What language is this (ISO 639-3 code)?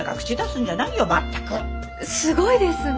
jpn